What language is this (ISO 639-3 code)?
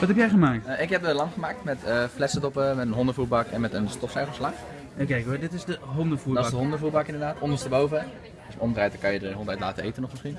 nld